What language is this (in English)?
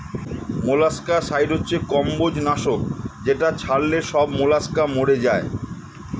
Bangla